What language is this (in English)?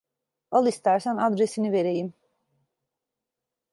Turkish